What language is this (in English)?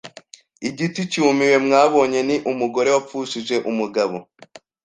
Kinyarwanda